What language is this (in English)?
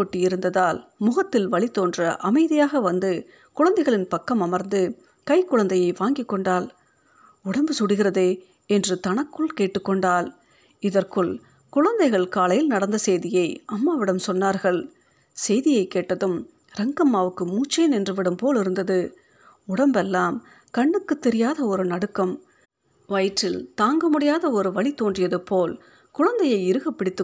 Tamil